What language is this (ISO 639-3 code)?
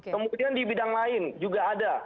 ind